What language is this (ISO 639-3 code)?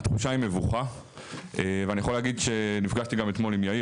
heb